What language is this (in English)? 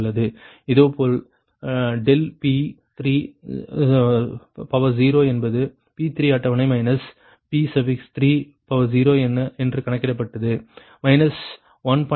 Tamil